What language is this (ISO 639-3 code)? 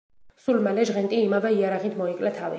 kat